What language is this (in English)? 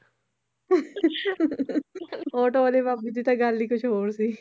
Punjabi